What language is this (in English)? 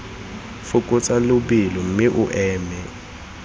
Tswana